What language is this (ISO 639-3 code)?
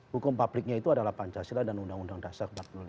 ind